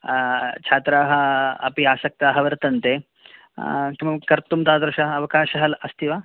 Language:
Sanskrit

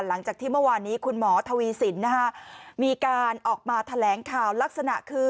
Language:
Thai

